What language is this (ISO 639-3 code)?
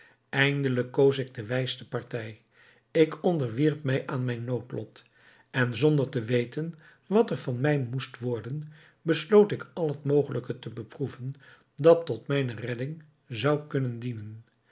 nld